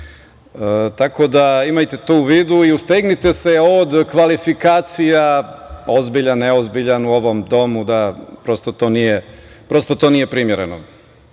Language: Serbian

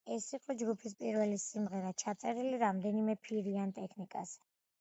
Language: Georgian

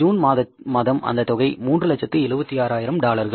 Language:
Tamil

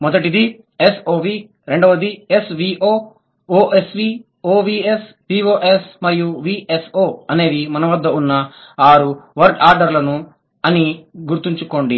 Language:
Telugu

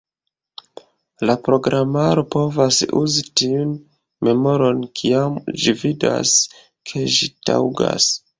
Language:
Esperanto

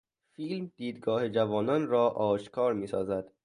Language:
Persian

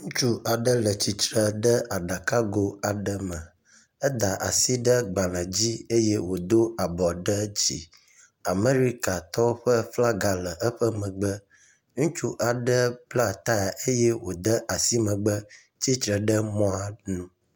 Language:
Ewe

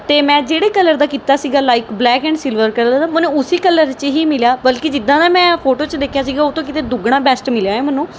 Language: Punjabi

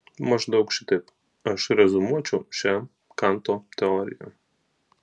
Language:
Lithuanian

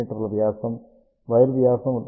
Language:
Telugu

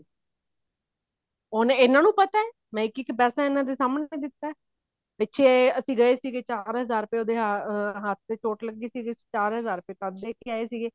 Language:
Punjabi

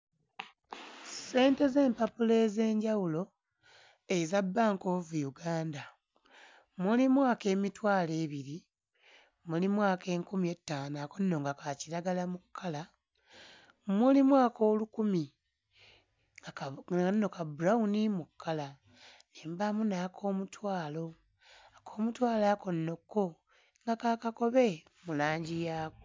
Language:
Ganda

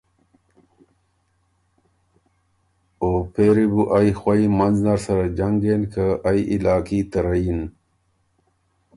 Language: Ormuri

